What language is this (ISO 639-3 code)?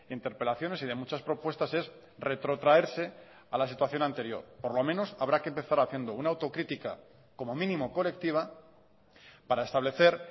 spa